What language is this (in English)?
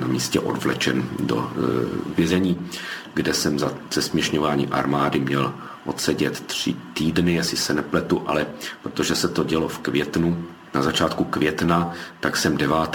Czech